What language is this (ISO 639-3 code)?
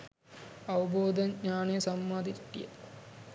sin